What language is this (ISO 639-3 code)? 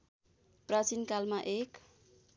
nep